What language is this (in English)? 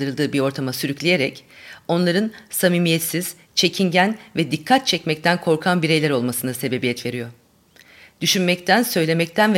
Turkish